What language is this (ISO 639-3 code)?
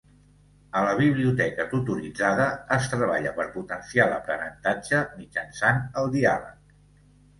cat